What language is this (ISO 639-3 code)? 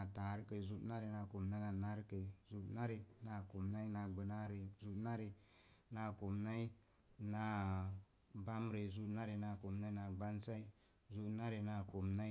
ver